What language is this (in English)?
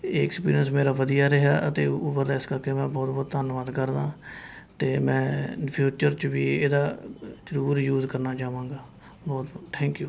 Punjabi